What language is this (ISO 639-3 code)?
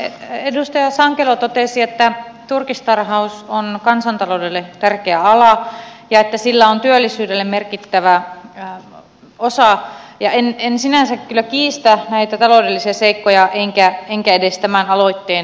fin